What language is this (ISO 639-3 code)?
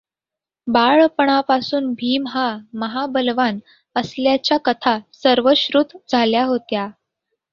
mar